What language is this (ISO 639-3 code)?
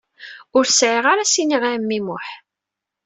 kab